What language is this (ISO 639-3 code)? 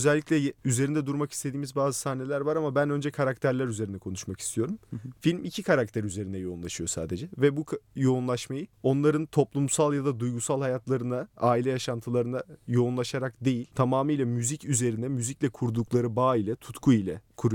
tur